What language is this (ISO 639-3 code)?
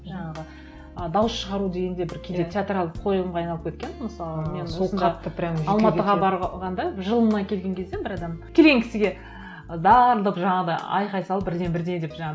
kaz